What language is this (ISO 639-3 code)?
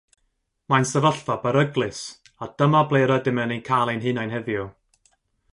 cym